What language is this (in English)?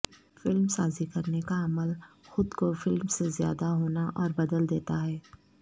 Urdu